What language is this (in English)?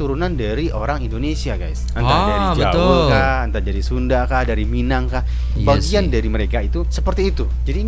Indonesian